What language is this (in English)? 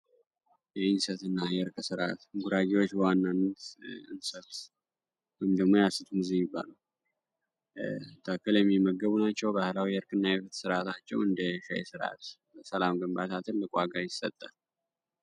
Amharic